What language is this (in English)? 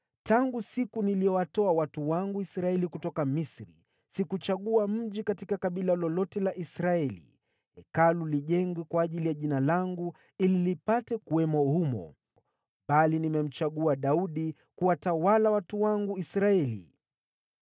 Swahili